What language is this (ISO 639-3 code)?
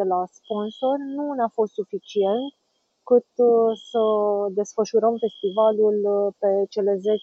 ron